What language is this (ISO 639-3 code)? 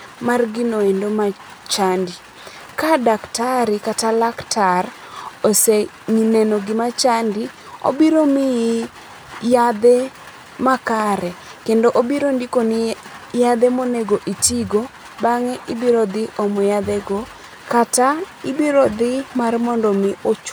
luo